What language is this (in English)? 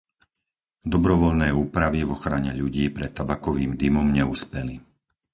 Slovak